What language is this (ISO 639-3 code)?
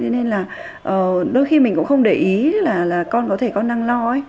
vie